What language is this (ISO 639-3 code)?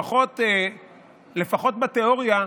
heb